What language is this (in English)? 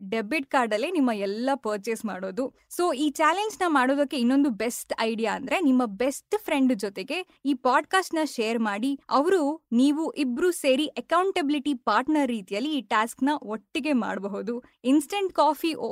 Kannada